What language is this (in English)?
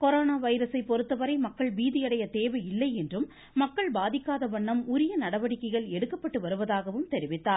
Tamil